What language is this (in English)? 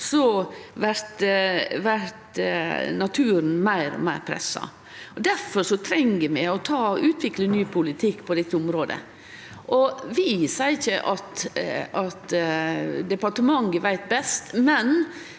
Norwegian